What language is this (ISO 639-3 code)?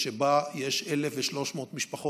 heb